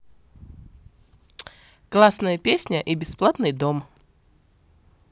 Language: Russian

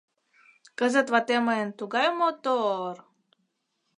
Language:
Mari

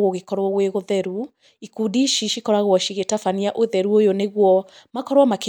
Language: Kikuyu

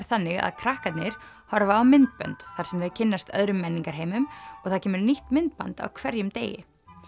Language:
Icelandic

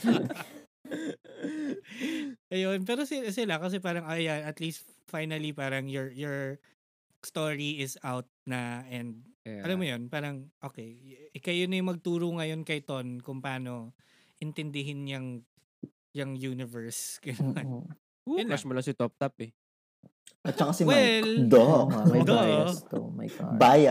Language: Filipino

